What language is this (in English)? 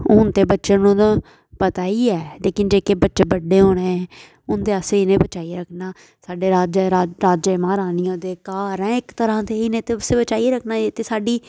Dogri